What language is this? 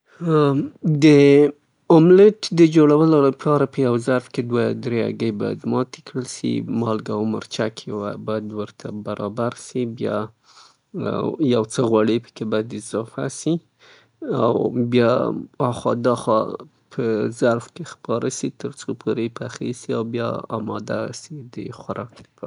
Southern Pashto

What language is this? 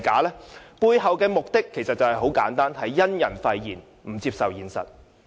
Cantonese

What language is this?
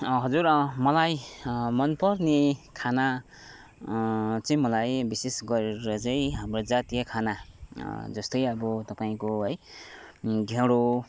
Nepali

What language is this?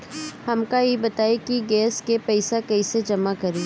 Bhojpuri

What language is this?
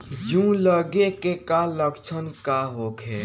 Bhojpuri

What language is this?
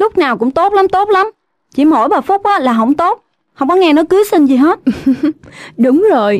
Vietnamese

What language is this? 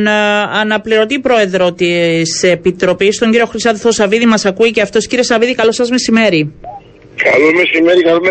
Greek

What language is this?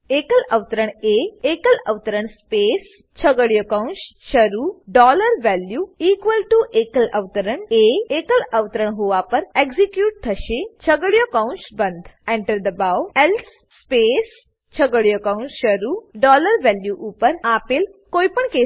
Gujarati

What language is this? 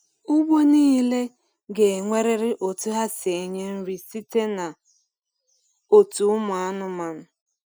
Igbo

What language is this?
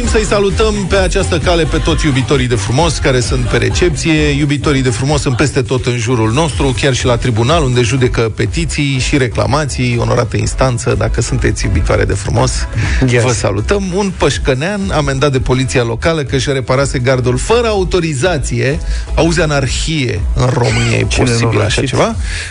Romanian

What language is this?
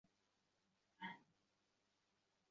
Bangla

